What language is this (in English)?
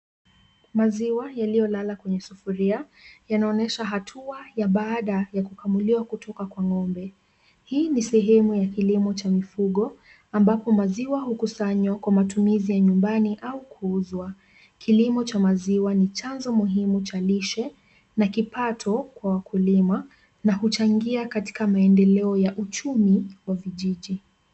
Swahili